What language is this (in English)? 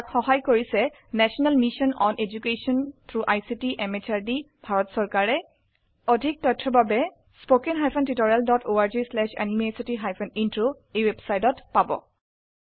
Assamese